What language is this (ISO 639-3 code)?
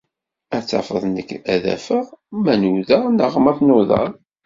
kab